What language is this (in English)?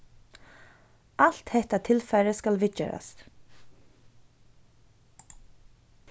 Faroese